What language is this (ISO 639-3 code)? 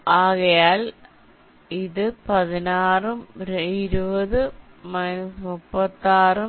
mal